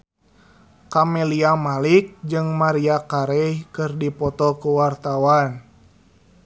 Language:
Sundanese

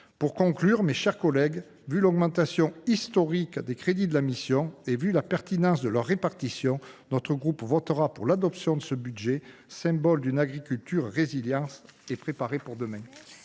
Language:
French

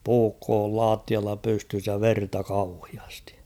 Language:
Finnish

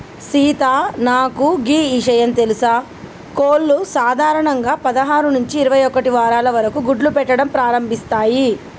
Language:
Telugu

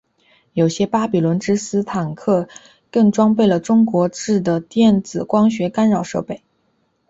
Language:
Chinese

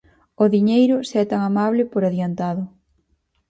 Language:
Galician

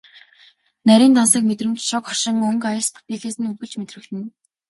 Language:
Mongolian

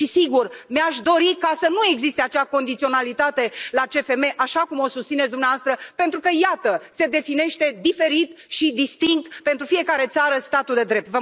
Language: Romanian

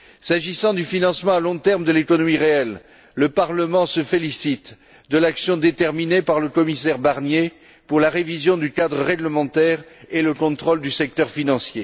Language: French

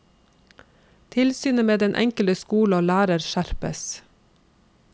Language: Norwegian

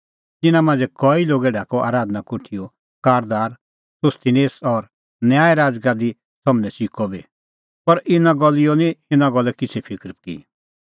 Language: Kullu Pahari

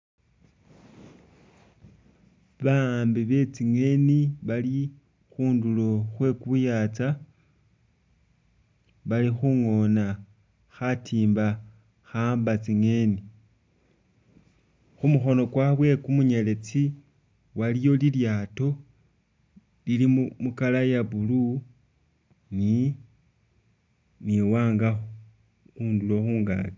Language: Masaaba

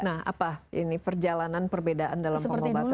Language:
Indonesian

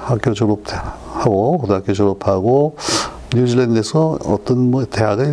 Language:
Korean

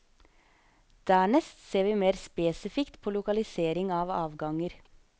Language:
Norwegian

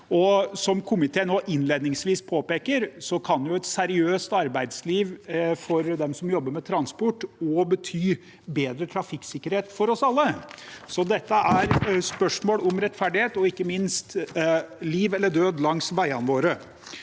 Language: Norwegian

